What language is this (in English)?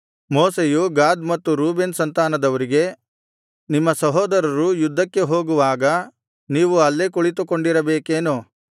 Kannada